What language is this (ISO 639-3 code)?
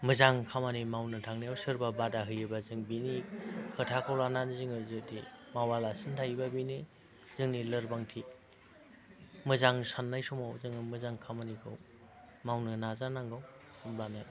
brx